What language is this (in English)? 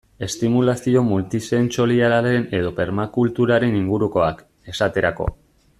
Basque